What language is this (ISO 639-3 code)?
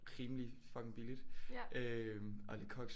dan